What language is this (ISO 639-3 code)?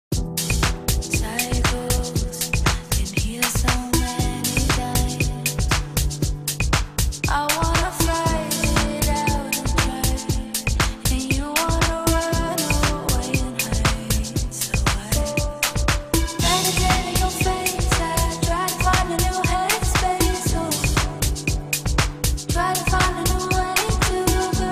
eng